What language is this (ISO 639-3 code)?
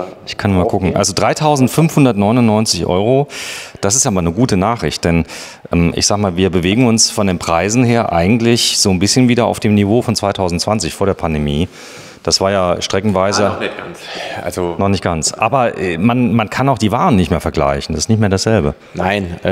deu